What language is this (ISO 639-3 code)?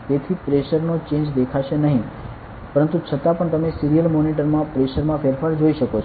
guj